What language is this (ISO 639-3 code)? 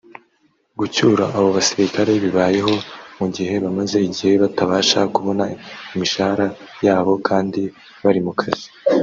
kin